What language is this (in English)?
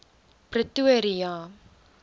Afrikaans